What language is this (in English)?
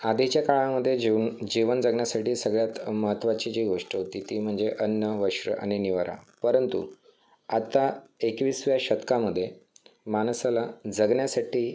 Marathi